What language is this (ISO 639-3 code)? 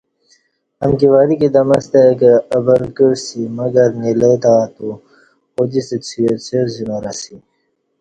bsh